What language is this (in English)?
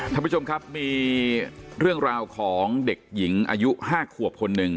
Thai